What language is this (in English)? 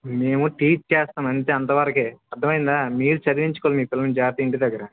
Telugu